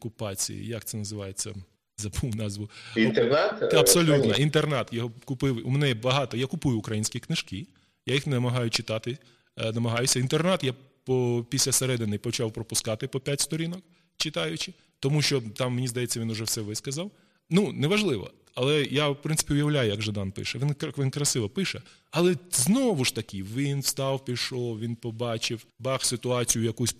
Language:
Ukrainian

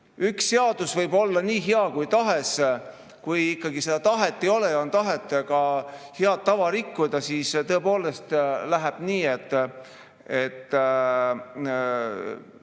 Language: Estonian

